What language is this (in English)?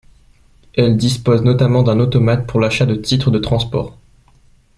French